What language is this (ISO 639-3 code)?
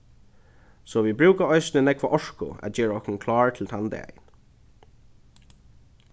fao